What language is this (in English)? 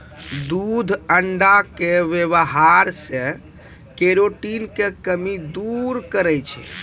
Maithili